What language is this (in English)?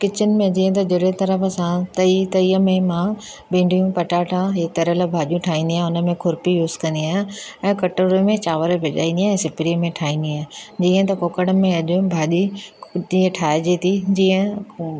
Sindhi